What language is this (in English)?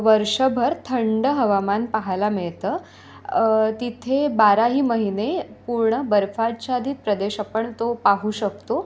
Marathi